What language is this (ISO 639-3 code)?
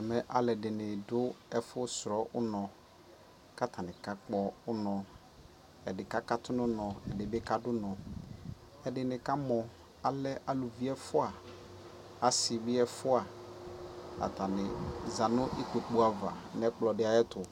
kpo